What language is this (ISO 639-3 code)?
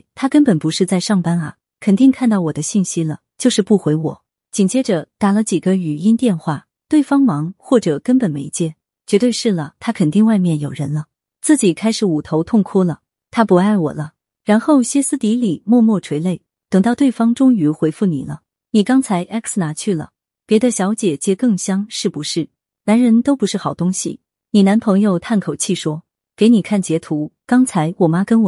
zho